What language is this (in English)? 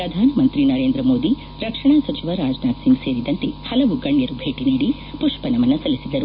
Kannada